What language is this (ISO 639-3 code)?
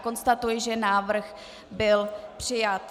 ces